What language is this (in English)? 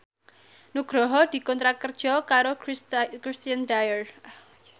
Javanese